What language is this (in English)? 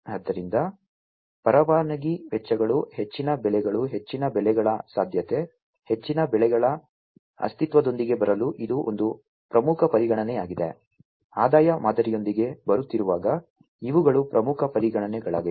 Kannada